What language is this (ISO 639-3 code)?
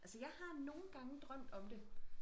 dan